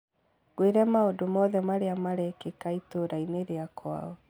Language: Kikuyu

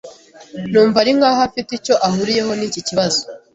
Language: Kinyarwanda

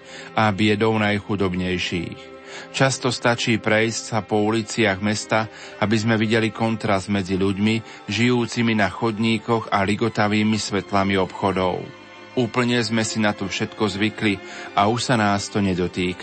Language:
Slovak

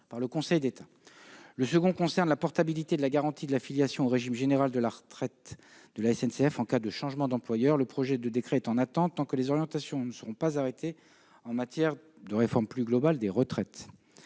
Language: French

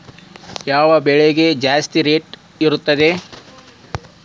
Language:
Kannada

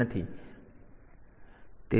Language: Gujarati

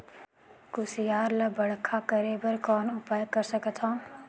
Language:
Chhattisgarhi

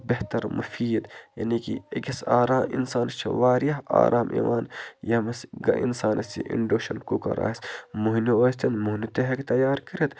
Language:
Kashmiri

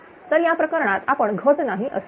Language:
Marathi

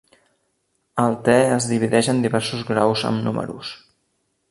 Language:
Catalan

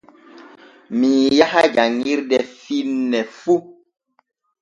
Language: Borgu Fulfulde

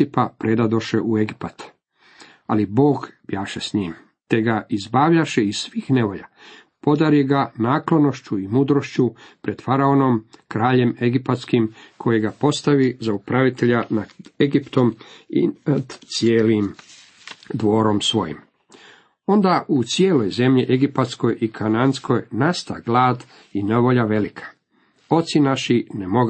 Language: Croatian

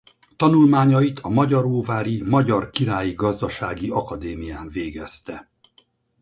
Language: Hungarian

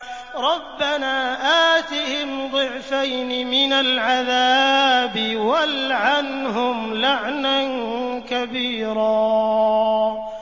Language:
Arabic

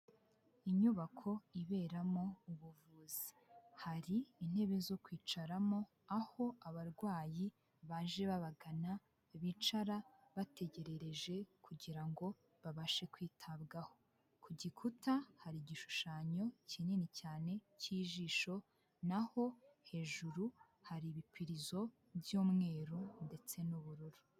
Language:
Kinyarwanda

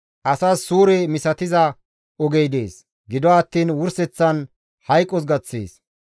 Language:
Gamo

